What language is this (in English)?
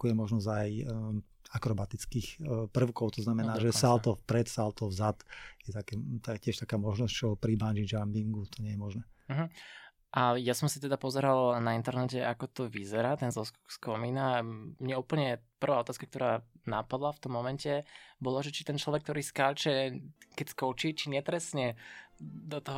Slovak